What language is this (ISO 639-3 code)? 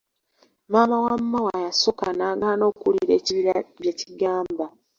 lug